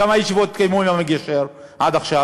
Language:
Hebrew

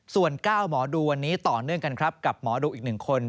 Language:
Thai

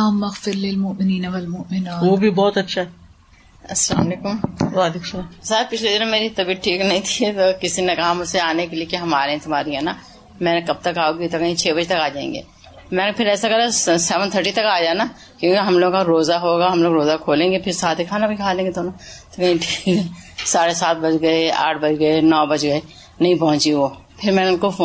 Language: Urdu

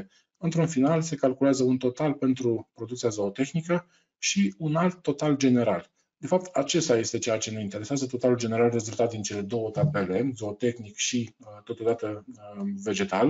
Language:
Romanian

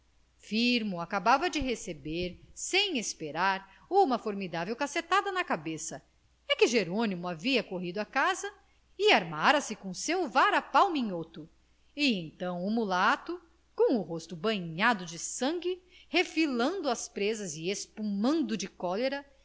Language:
Portuguese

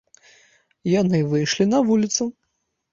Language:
Belarusian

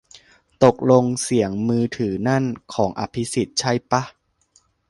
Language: Thai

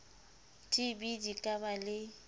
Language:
Southern Sotho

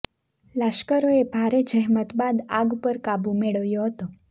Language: Gujarati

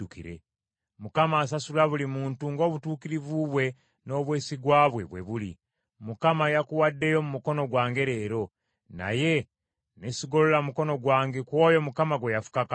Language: Ganda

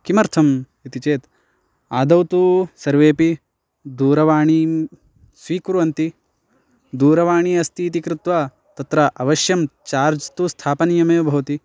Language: Sanskrit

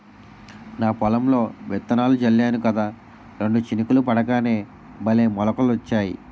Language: Telugu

